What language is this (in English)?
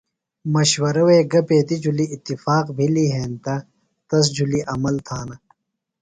Phalura